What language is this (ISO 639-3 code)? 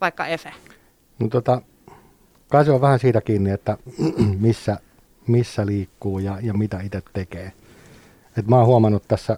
fin